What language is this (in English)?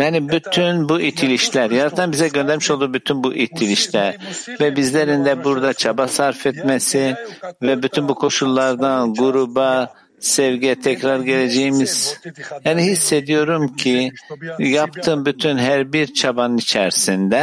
Turkish